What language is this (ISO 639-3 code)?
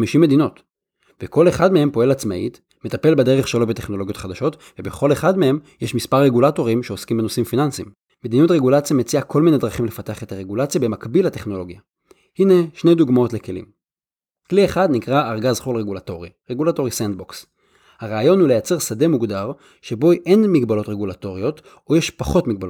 heb